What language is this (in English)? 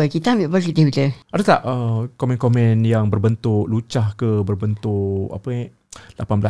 Malay